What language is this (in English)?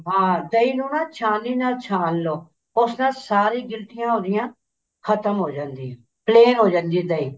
Punjabi